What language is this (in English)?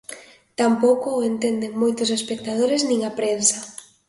Galician